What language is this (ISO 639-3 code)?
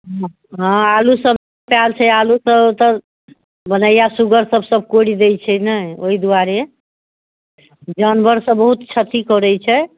mai